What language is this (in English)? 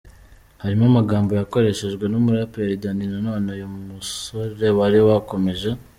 Kinyarwanda